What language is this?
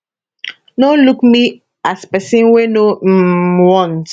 Nigerian Pidgin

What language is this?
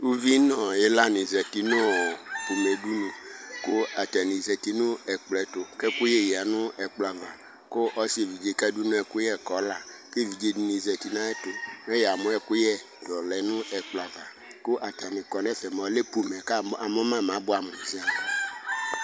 Ikposo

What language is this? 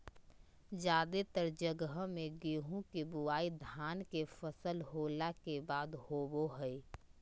Magahi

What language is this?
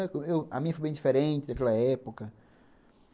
Portuguese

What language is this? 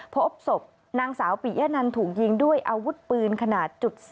Thai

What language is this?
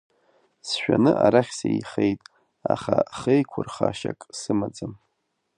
Abkhazian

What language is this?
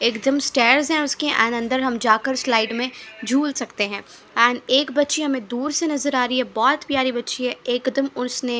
Hindi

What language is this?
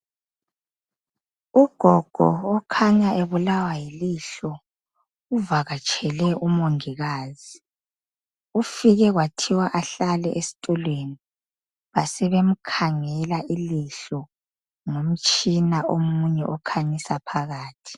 North Ndebele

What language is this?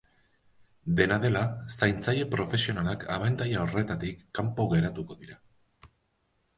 Basque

